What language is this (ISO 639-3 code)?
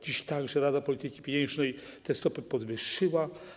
pol